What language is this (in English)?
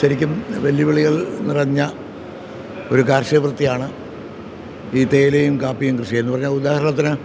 Malayalam